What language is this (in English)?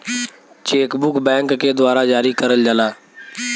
Bhojpuri